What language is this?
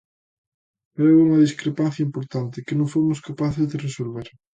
Galician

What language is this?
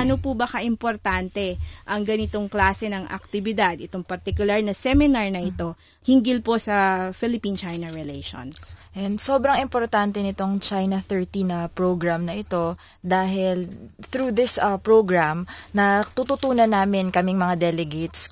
Filipino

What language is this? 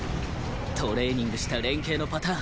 Japanese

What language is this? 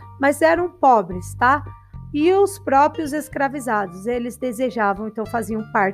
Portuguese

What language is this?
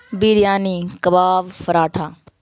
Urdu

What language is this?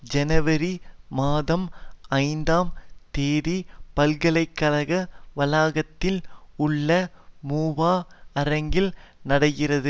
Tamil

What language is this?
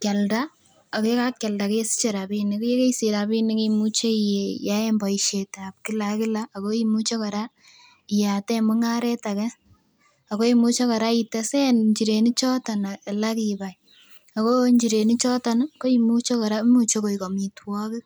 Kalenjin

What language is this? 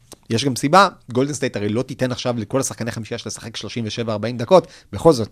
Hebrew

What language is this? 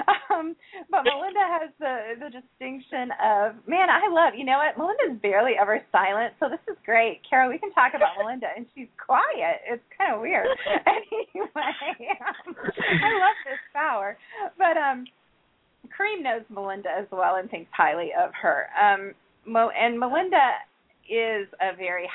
English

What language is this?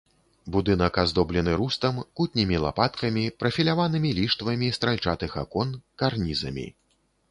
Belarusian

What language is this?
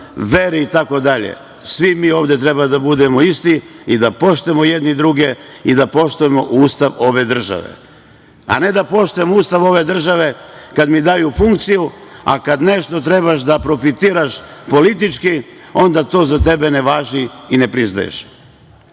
Serbian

